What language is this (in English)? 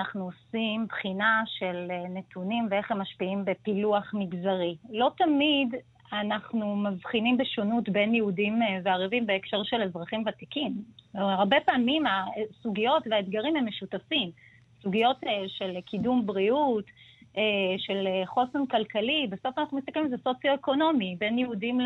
Hebrew